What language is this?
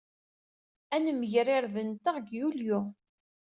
Kabyle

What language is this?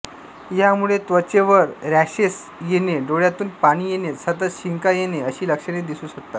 Marathi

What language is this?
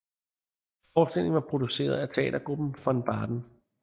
Danish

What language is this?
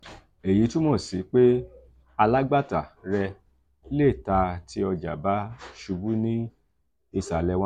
Yoruba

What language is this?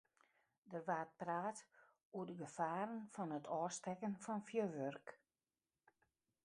Western Frisian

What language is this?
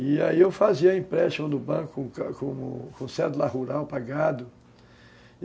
Portuguese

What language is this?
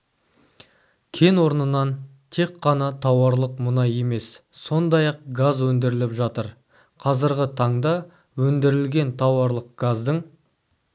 Kazakh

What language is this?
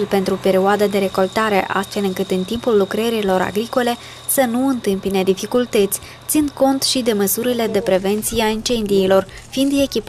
Romanian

